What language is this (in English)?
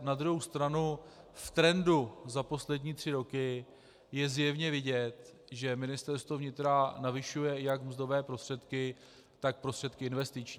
Czech